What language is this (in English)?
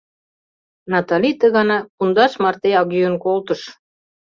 Mari